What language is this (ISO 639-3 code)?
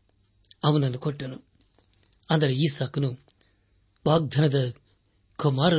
kan